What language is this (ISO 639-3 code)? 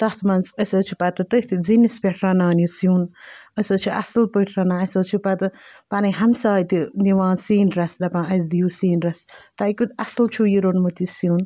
kas